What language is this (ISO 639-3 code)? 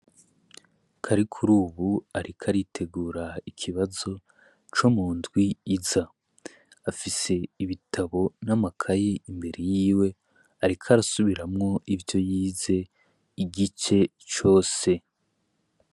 run